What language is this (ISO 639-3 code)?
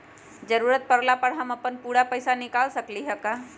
mag